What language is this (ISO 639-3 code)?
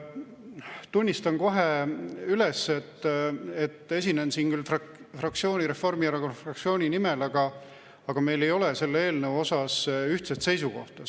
est